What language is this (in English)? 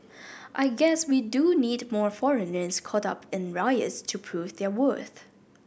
English